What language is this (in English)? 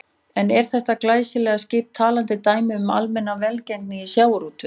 Icelandic